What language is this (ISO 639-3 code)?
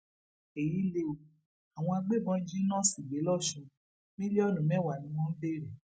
yor